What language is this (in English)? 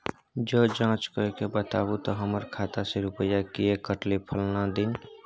Maithili